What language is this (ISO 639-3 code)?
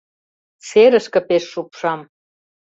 chm